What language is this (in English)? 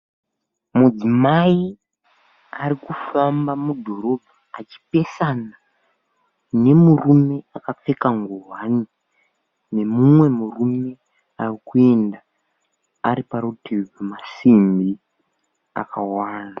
Shona